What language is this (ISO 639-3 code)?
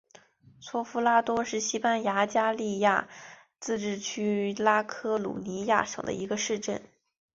zho